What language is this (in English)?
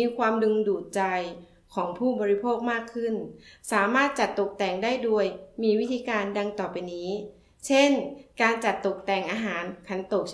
Thai